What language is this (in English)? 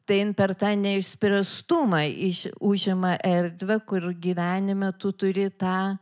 Lithuanian